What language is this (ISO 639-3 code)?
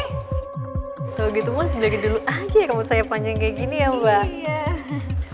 ind